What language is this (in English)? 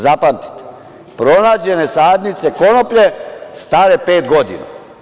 Serbian